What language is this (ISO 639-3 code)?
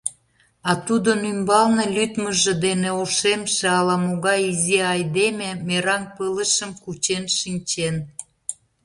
chm